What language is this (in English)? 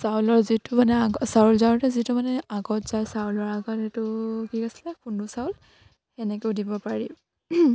Assamese